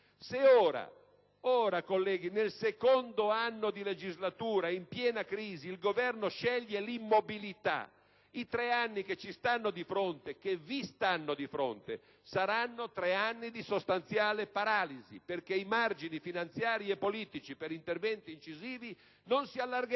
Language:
Italian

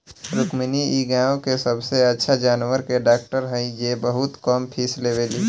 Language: Bhojpuri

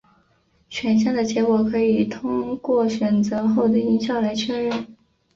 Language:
Chinese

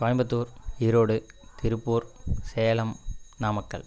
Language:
Tamil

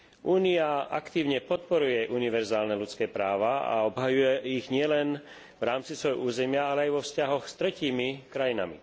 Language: Slovak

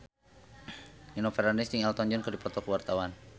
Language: Sundanese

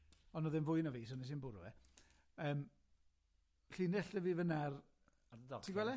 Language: Welsh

